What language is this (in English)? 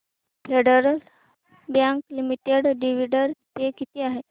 Marathi